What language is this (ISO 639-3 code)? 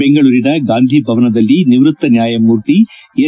kan